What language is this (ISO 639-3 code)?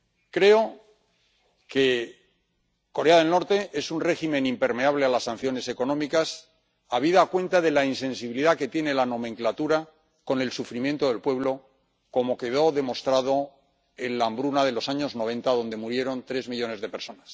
spa